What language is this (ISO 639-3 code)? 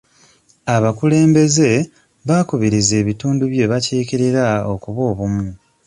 lug